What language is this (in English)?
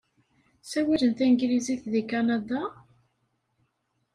Kabyle